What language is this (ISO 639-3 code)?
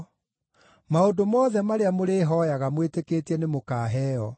kik